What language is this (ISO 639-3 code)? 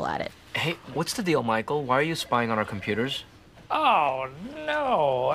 eng